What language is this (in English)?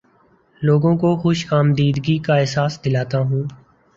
Urdu